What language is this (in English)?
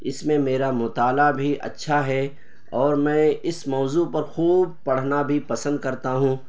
Urdu